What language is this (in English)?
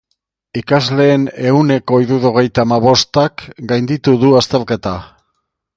Basque